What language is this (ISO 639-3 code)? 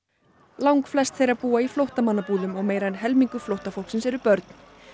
isl